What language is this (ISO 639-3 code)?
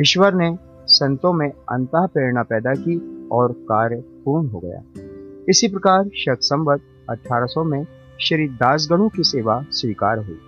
hin